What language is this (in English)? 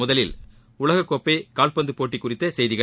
Tamil